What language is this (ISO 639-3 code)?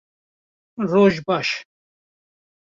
kur